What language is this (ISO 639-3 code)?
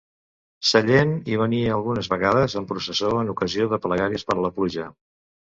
cat